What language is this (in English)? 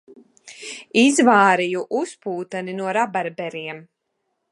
Latvian